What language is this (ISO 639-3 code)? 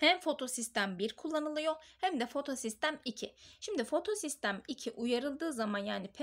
tur